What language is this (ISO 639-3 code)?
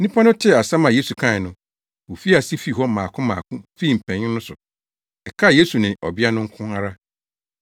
aka